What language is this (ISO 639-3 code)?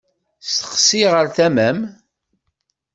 kab